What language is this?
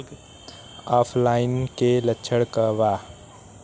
Bhojpuri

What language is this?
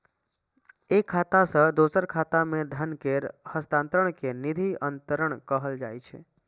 Maithili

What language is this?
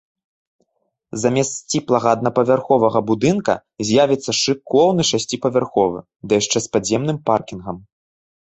Belarusian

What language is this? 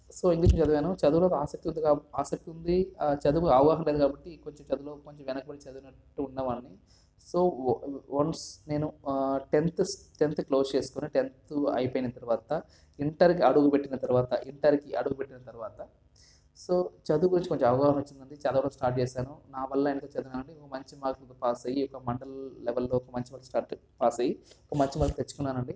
Telugu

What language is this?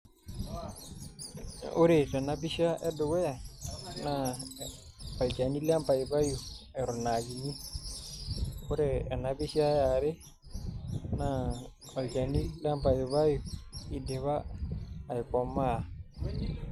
Masai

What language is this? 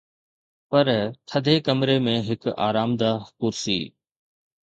Sindhi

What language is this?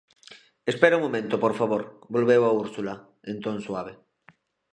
Galician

